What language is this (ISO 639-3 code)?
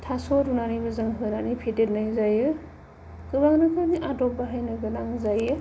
brx